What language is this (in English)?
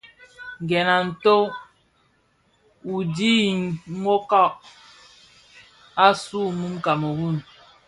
Bafia